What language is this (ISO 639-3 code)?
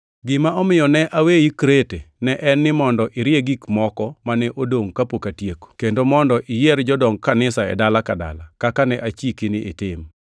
luo